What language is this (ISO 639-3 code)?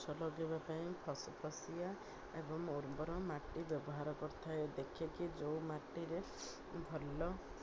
ori